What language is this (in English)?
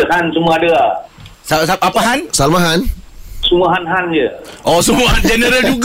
Malay